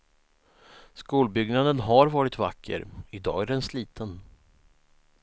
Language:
Swedish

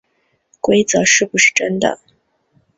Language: Chinese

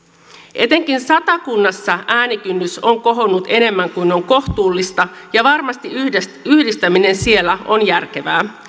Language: Finnish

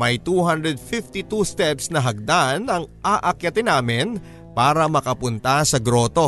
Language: Filipino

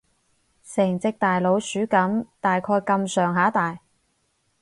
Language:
Cantonese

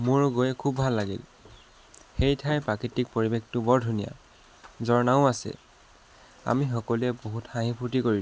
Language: Assamese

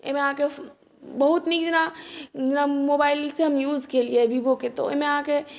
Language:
Maithili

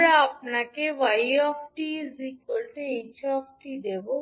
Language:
Bangla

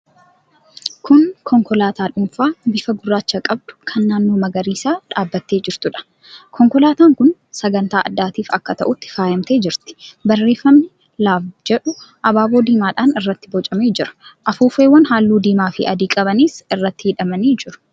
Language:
Oromo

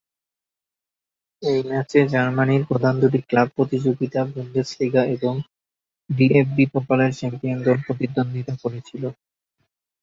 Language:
Bangla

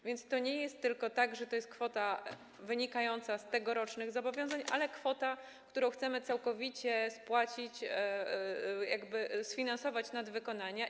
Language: Polish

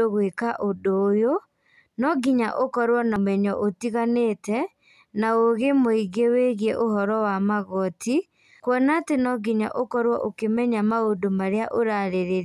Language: Kikuyu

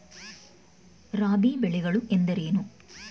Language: Kannada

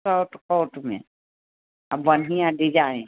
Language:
Maithili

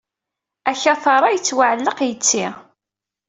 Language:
Kabyle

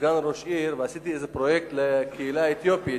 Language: Hebrew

